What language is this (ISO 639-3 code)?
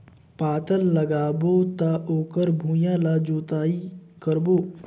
hne